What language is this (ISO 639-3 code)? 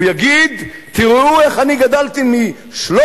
heb